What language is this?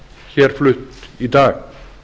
Icelandic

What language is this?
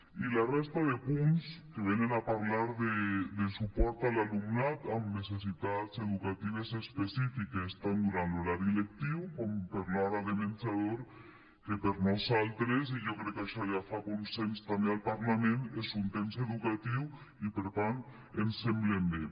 Catalan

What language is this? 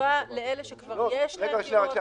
Hebrew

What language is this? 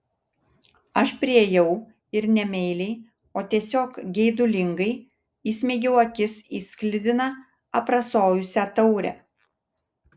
Lithuanian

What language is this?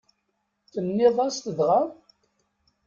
Kabyle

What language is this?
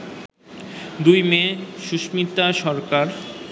Bangla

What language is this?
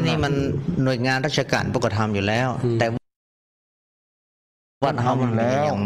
Thai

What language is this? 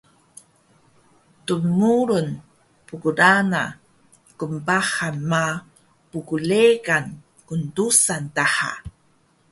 Taroko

